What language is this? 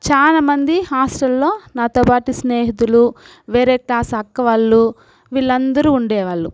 Telugu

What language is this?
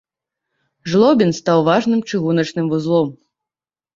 Belarusian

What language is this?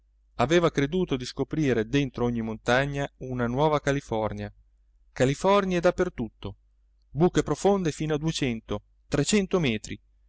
Italian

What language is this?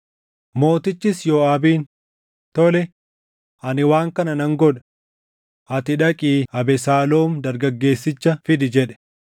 Oromo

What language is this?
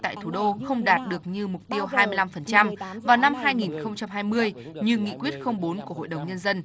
Vietnamese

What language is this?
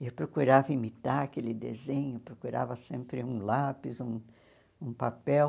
Portuguese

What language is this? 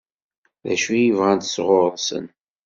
Kabyle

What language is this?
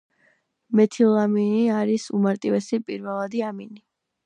Georgian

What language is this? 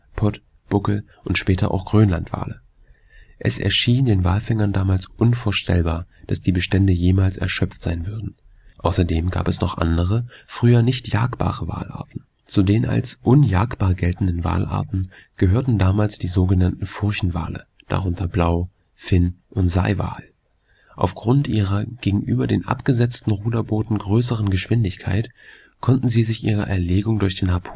German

